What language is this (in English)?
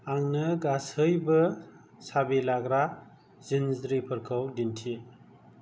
Bodo